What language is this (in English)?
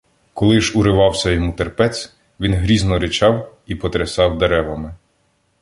Ukrainian